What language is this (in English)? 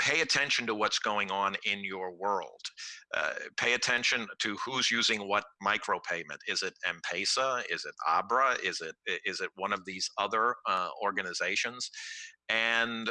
Spanish